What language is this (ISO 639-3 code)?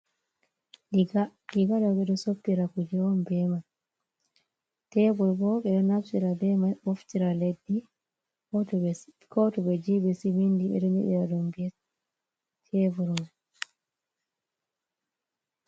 ful